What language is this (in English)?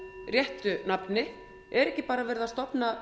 Icelandic